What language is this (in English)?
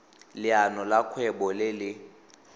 Tswana